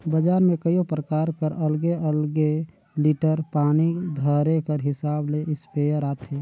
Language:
Chhattisgarhi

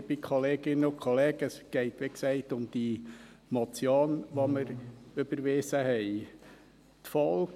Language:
Swiss German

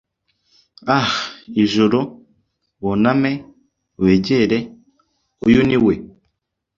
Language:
Kinyarwanda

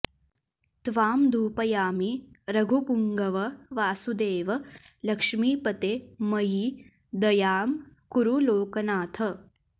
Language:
Sanskrit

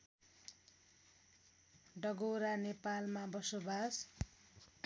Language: Nepali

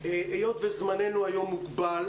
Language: Hebrew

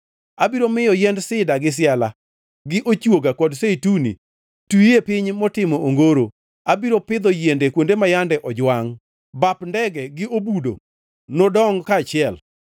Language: Luo (Kenya and Tanzania)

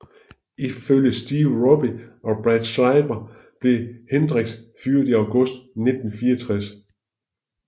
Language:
Danish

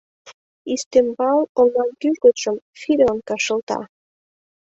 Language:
Mari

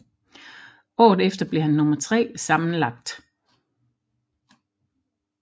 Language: Danish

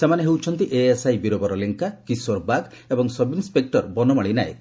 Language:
Odia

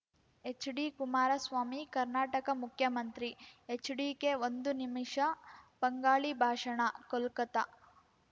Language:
Kannada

